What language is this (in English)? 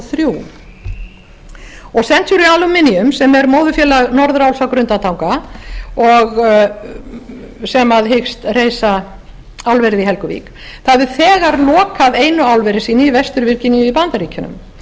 Icelandic